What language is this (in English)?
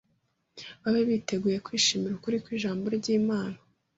Kinyarwanda